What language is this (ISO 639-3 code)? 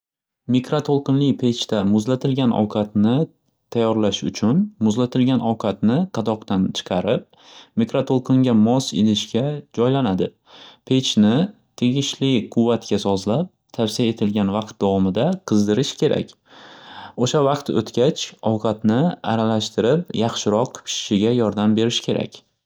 uzb